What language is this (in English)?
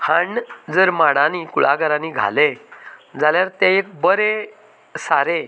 Konkani